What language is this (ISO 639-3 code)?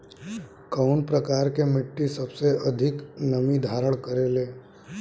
bho